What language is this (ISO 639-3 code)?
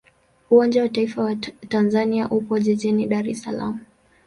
swa